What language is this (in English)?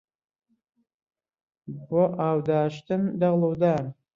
Central Kurdish